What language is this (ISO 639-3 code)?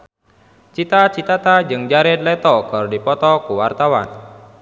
sun